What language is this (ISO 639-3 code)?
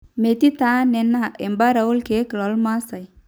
mas